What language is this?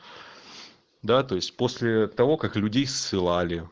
Russian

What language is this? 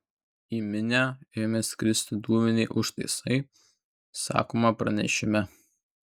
Lithuanian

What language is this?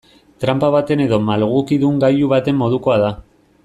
Basque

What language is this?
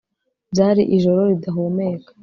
Kinyarwanda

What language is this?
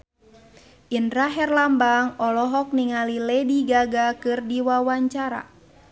Sundanese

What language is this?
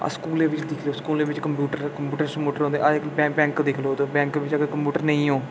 Dogri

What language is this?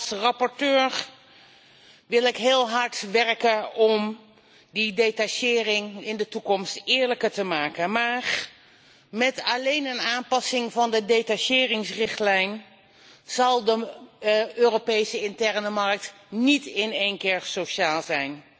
Dutch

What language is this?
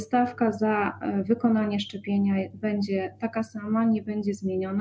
Polish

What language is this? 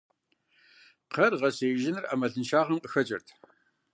Kabardian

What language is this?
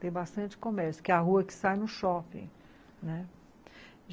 Portuguese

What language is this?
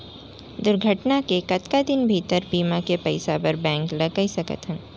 Chhattisgarhi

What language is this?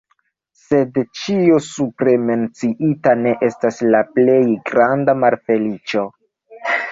Esperanto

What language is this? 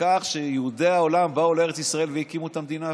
Hebrew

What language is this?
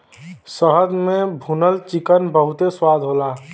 Bhojpuri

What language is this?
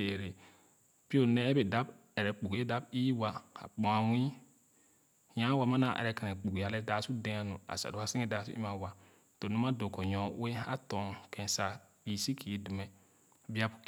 Khana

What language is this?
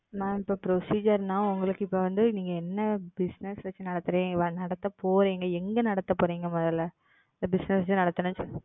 Tamil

